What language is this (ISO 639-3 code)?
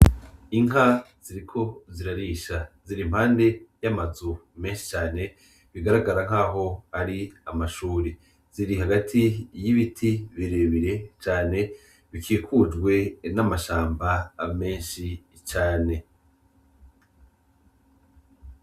run